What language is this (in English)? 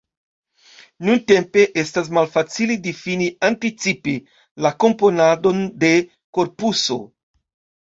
Esperanto